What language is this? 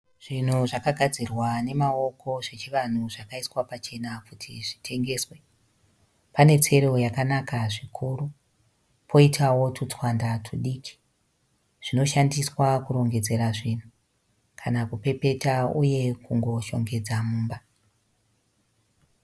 Shona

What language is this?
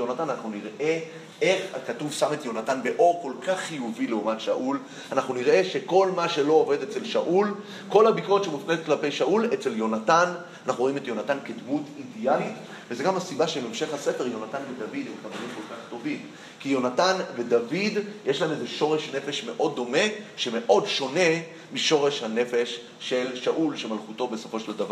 Hebrew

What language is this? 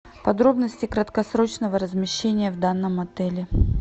Russian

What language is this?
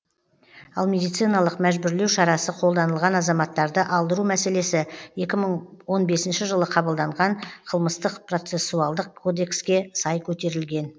Kazakh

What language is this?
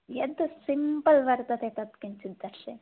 Sanskrit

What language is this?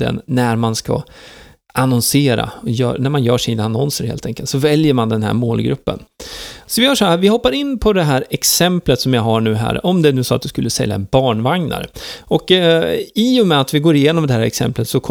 Swedish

